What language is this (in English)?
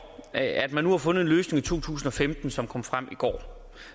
Danish